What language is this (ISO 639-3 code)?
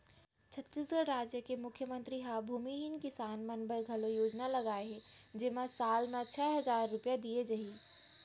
hne